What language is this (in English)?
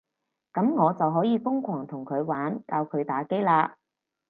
Cantonese